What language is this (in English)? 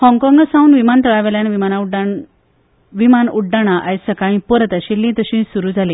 Konkani